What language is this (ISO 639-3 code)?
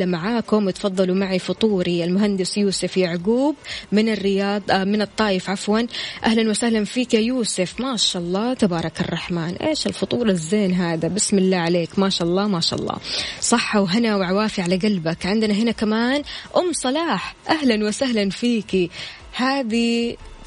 ara